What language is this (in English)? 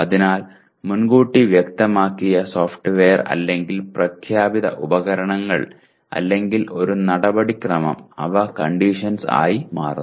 Malayalam